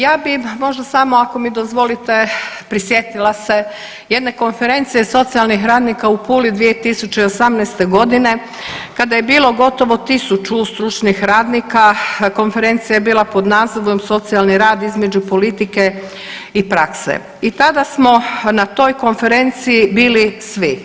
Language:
Croatian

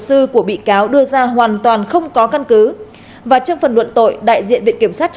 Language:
Vietnamese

